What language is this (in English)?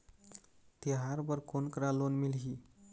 Chhattisgarhi